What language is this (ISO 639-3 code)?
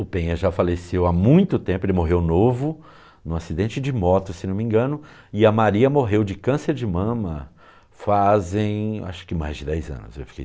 por